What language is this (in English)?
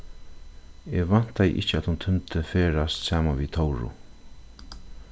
Faroese